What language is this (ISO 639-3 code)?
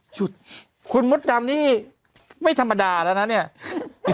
tha